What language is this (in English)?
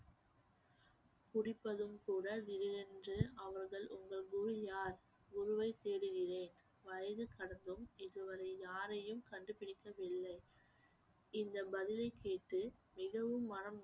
Tamil